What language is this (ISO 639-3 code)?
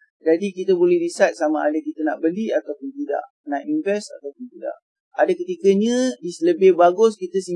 msa